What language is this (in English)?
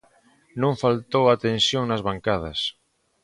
Galician